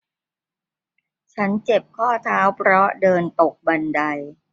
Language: Thai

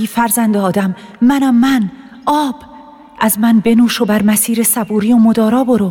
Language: Persian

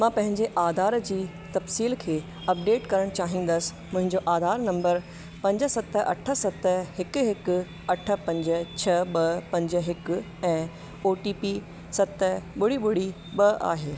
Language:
Sindhi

